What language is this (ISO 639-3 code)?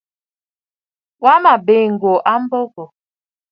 bfd